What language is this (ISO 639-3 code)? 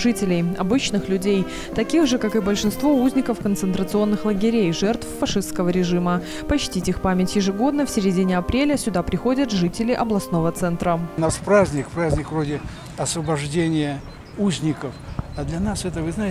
rus